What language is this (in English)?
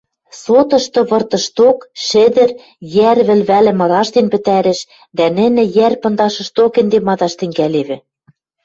Western Mari